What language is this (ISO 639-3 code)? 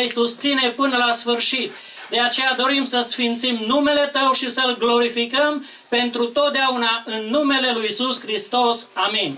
ron